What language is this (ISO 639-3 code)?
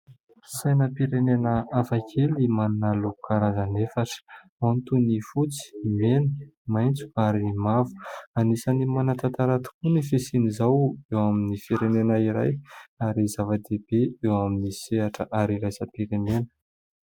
mlg